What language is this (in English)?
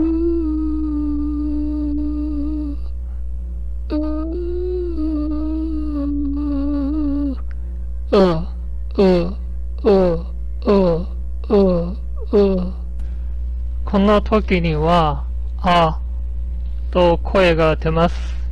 Japanese